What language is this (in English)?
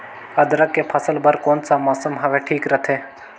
Chhattisgarhi